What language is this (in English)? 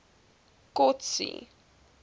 Afrikaans